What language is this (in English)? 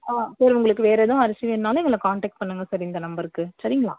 Tamil